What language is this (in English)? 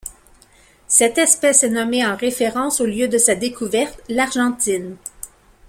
French